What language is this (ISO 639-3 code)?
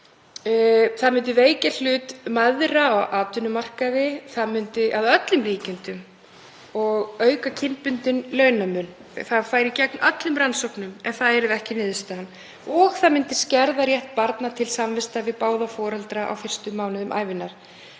isl